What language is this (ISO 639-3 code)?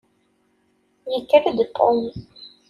kab